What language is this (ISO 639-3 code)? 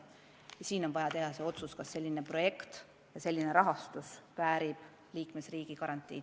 est